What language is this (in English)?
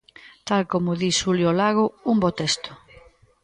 Galician